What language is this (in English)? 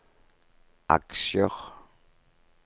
Norwegian